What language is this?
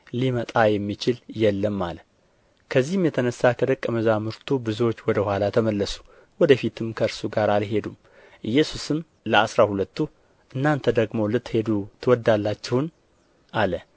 Amharic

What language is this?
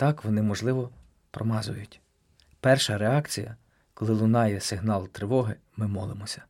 Ukrainian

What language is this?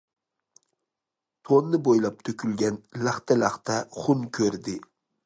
Uyghur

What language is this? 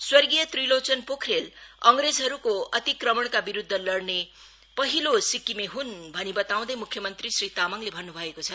Nepali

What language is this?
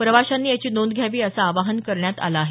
Marathi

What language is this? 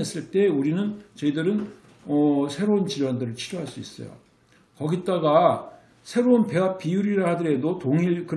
Korean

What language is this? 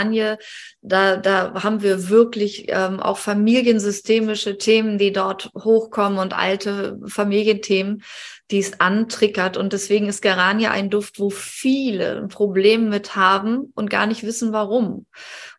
German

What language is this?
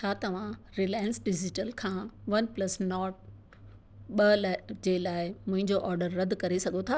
Sindhi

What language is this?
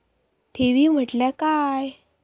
Marathi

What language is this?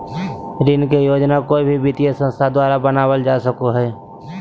Magahi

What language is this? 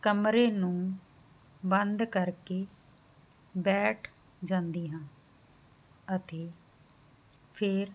Punjabi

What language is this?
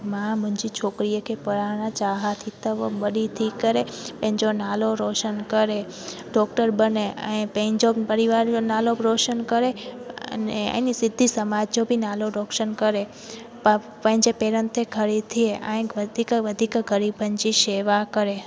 Sindhi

